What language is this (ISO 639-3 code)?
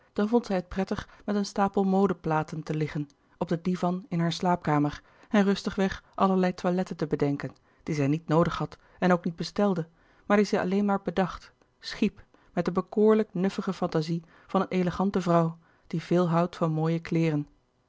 nld